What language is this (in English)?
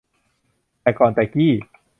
Thai